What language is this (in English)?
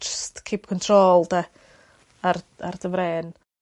Welsh